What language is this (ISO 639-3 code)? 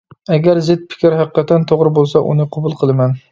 uig